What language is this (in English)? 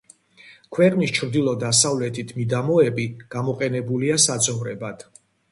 Georgian